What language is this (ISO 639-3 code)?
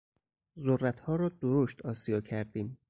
fas